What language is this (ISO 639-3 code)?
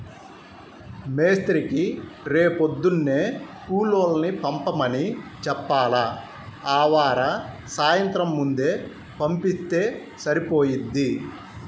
tel